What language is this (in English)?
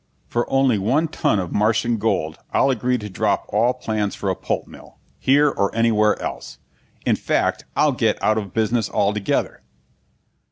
English